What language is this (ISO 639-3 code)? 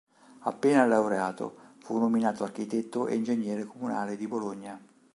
ita